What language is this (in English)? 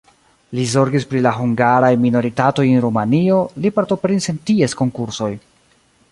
Esperanto